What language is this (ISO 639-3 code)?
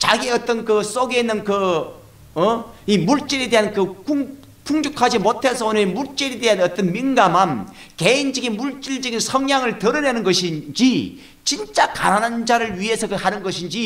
kor